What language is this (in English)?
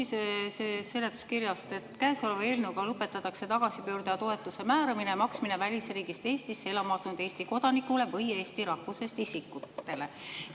Estonian